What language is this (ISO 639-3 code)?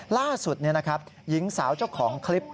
tha